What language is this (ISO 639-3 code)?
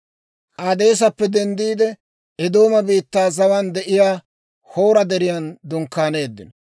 dwr